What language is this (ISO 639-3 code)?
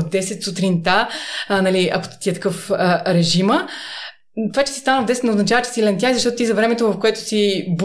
bul